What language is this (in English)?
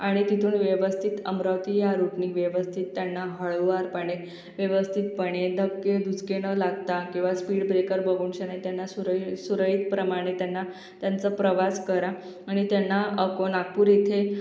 Marathi